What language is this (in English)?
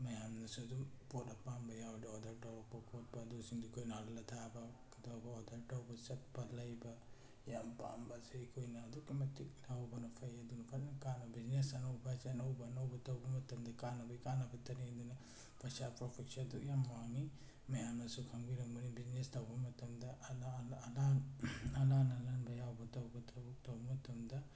Manipuri